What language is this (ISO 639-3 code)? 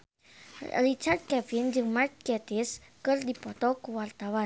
sun